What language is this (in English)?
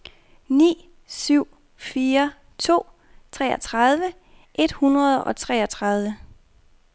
Danish